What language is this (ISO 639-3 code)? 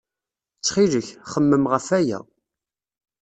kab